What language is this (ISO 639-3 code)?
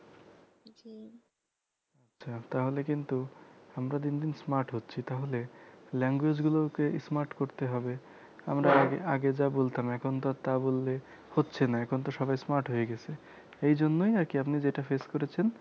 ben